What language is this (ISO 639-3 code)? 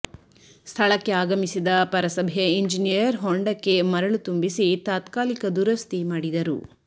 kan